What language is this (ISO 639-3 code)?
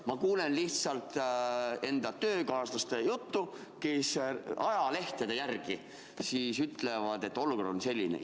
est